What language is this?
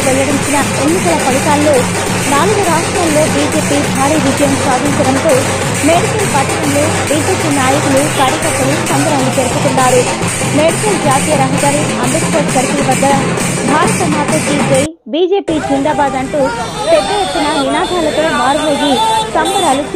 Romanian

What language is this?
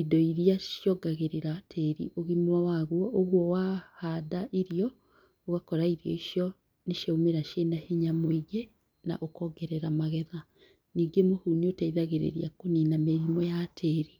Kikuyu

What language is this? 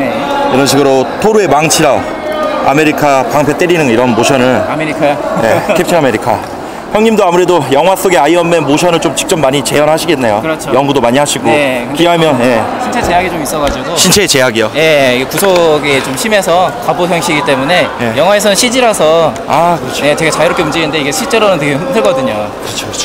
Korean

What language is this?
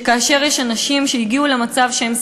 Hebrew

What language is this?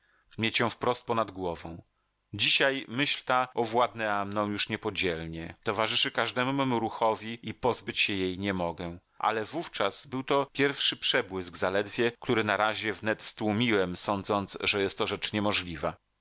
Polish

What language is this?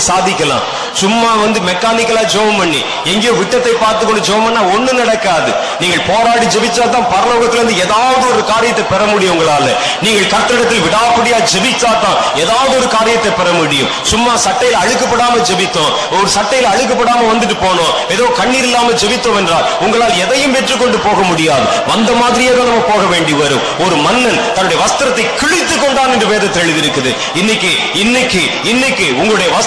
Tamil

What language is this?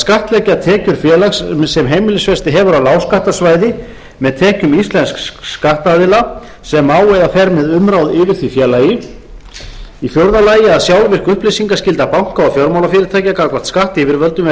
Icelandic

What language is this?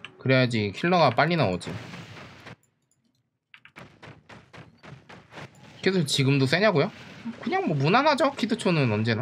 Korean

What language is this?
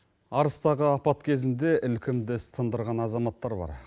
Kazakh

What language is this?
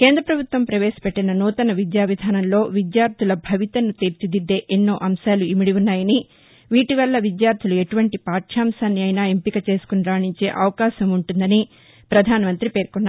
Telugu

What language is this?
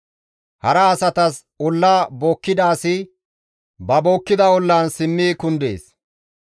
Gamo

